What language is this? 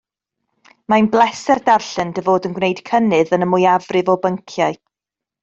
Welsh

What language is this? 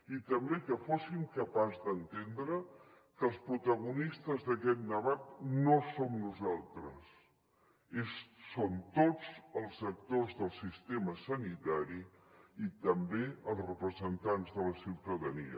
Catalan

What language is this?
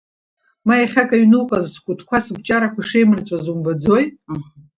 Abkhazian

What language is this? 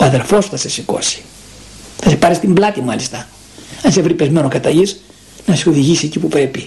Greek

